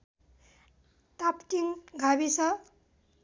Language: Nepali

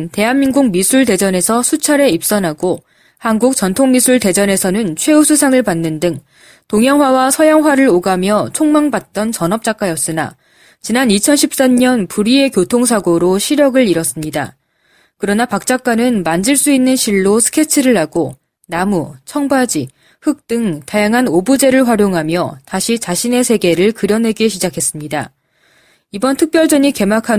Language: Korean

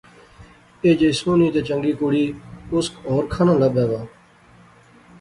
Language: Pahari-Potwari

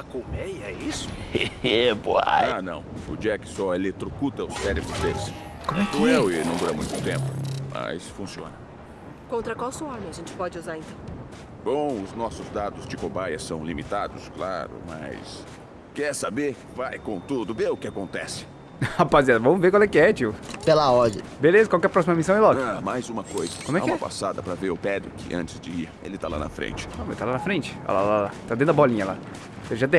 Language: Portuguese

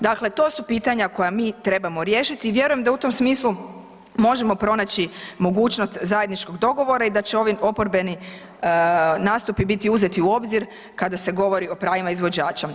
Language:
Croatian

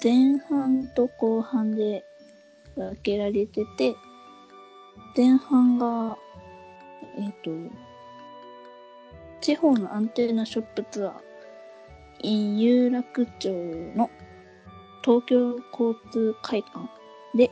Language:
Japanese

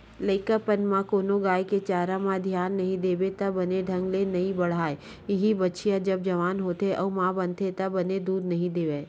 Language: Chhattisgarhi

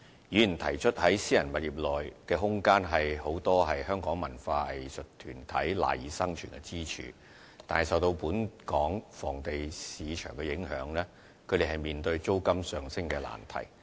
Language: Cantonese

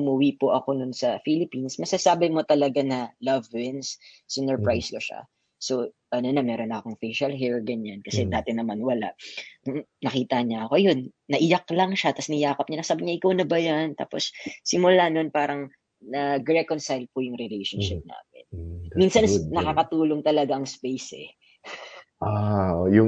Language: Filipino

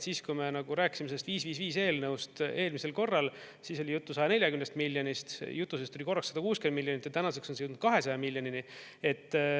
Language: Estonian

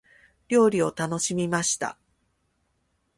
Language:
Japanese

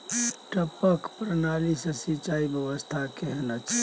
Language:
Maithili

